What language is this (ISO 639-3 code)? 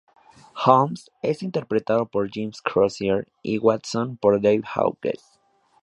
spa